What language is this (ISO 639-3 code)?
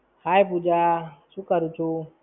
guj